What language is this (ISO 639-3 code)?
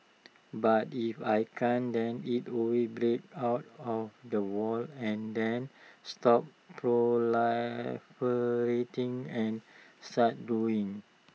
eng